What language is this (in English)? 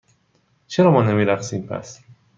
Persian